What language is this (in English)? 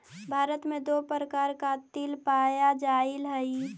Magahi